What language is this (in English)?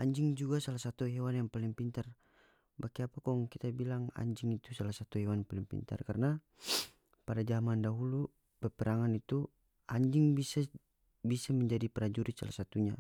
North Moluccan Malay